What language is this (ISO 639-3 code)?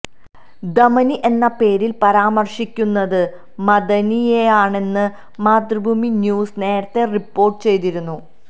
mal